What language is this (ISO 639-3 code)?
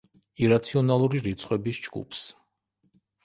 kat